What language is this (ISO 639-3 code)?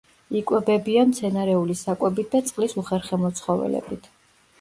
kat